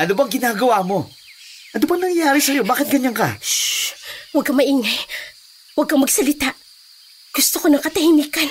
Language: Filipino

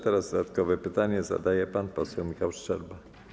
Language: Polish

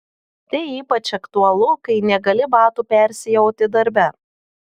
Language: Lithuanian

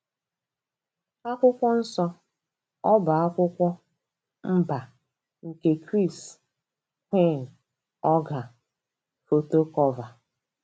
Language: Igbo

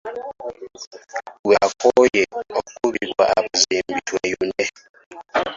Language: Ganda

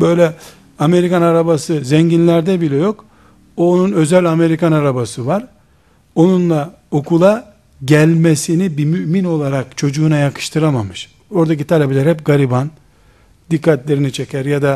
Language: Turkish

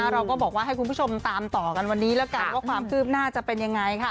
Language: Thai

